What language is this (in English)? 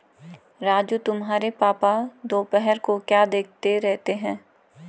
Hindi